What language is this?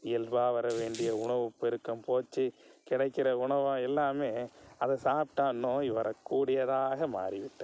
Tamil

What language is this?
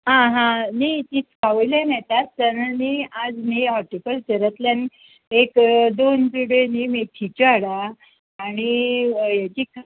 Konkani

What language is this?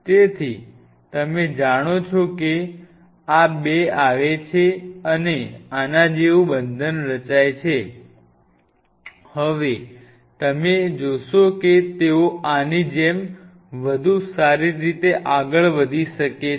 Gujarati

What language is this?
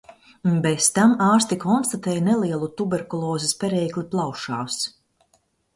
Latvian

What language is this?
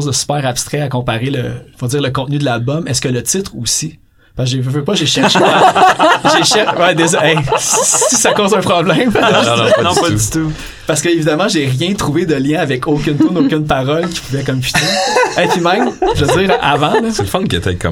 French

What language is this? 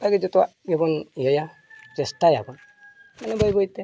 Santali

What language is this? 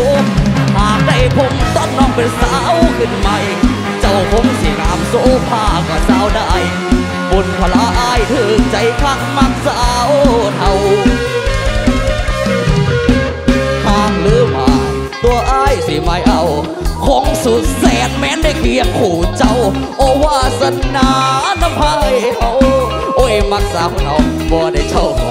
Thai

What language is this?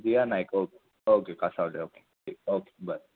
Konkani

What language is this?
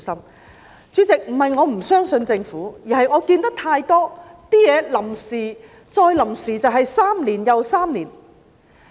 Cantonese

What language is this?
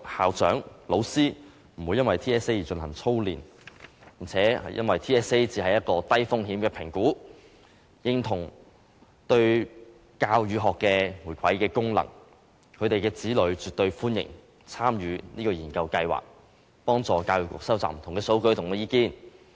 Cantonese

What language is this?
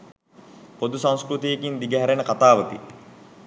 Sinhala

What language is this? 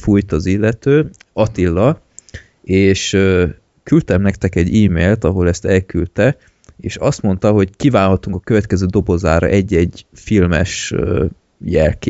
Hungarian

